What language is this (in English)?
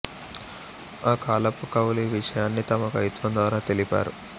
Telugu